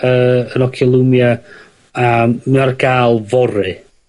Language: Welsh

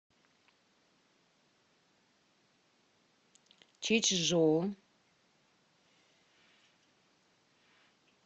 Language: Russian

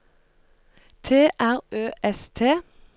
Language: Norwegian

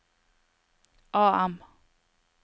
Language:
Norwegian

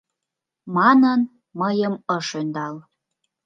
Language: Mari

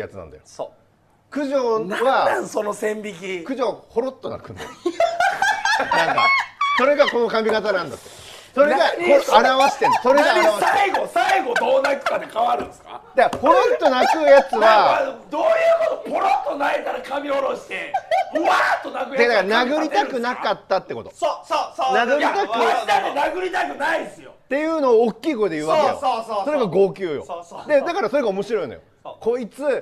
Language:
Japanese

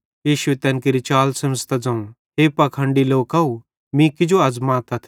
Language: Bhadrawahi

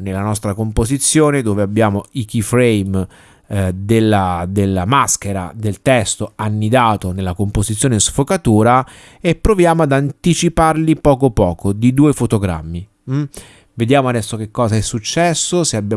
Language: Italian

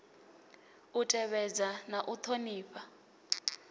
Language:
Venda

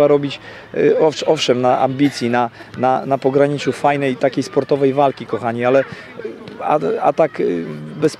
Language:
Polish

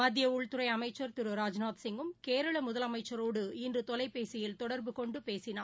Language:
Tamil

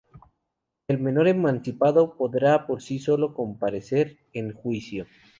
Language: Spanish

